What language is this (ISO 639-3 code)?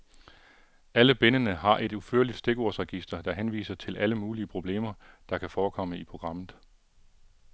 dan